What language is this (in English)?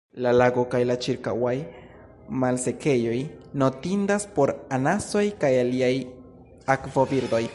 Esperanto